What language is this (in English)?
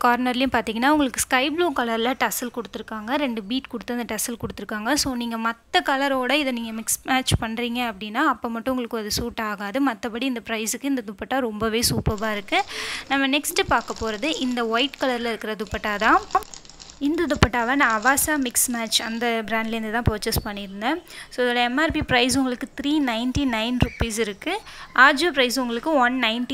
Portuguese